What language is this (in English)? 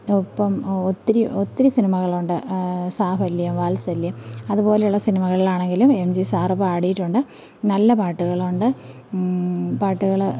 Malayalam